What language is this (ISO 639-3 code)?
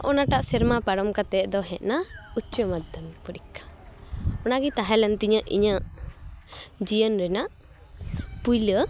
sat